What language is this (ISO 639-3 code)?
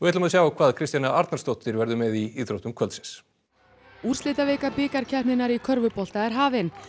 isl